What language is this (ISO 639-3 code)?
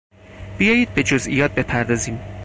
fas